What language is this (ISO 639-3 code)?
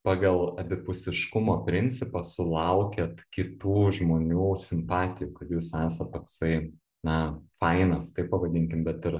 lit